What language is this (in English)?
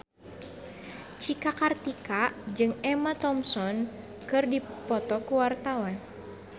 Sundanese